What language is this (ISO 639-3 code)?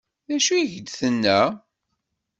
kab